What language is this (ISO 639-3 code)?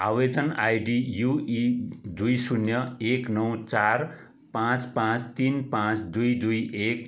nep